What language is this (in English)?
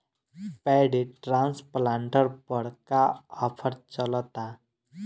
Bhojpuri